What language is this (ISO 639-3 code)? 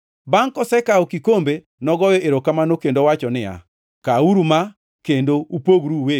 luo